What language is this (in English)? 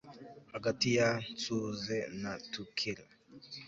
Kinyarwanda